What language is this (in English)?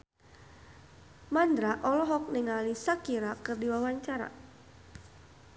Sundanese